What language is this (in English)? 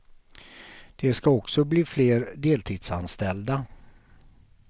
Swedish